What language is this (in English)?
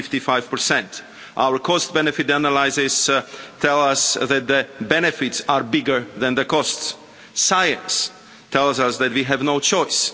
English